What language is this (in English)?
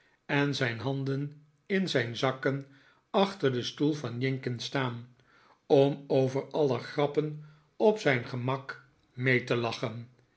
Dutch